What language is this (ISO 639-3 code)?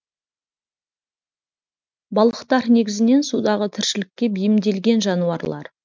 kaz